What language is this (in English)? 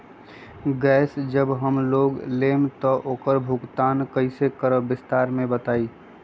Magahi